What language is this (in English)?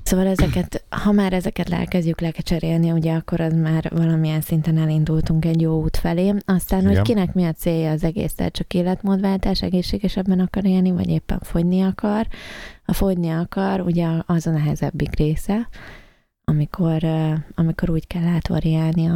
Hungarian